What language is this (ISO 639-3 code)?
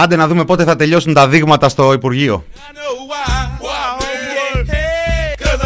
ell